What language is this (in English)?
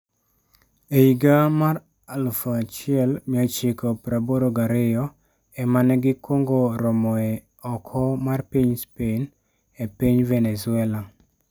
Luo (Kenya and Tanzania)